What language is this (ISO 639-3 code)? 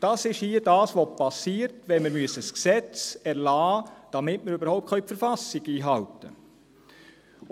gsw